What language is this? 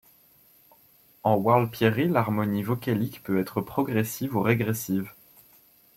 French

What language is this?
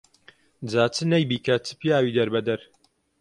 Central Kurdish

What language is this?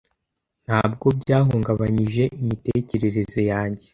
Kinyarwanda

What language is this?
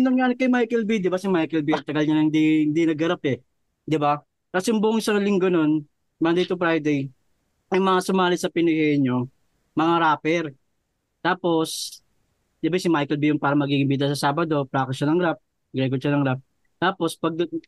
Filipino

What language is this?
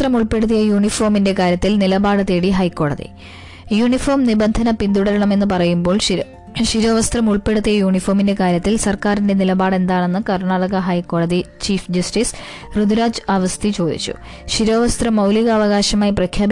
Malayalam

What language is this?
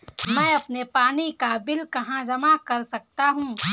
Hindi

